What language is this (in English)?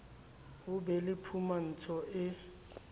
Southern Sotho